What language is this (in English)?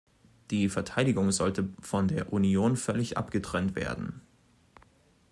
German